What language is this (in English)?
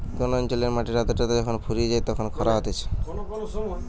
Bangla